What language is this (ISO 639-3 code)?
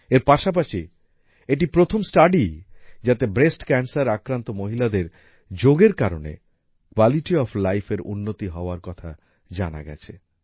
ben